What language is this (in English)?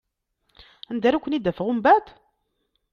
Kabyle